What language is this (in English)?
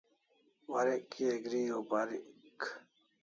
Kalasha